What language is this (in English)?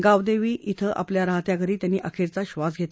Marathi